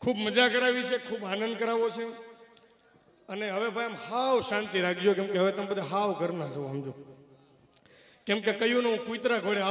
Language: Gujarati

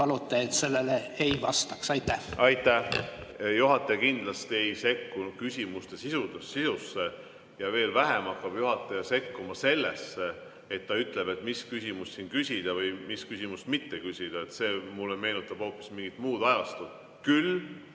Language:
Estonian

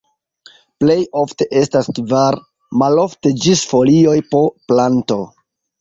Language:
Esperanto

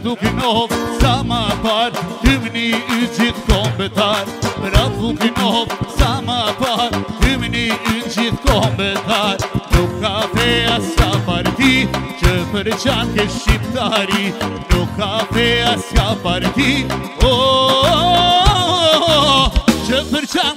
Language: Arabic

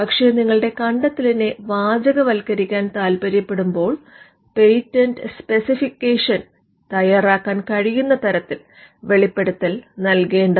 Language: Malayalam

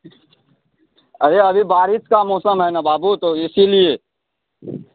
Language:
Maithili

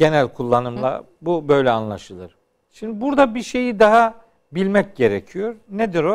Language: Turkish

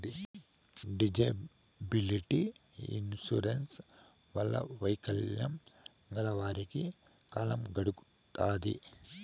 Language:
Telugu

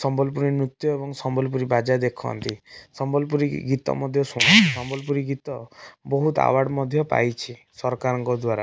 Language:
Odia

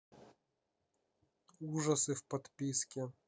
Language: Russian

